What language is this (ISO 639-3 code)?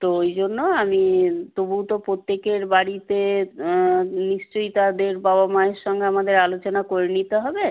ben